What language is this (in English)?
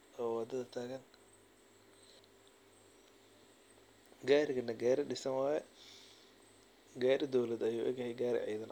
Somali